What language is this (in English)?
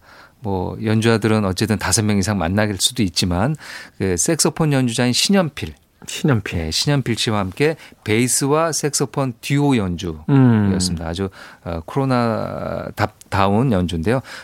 Korean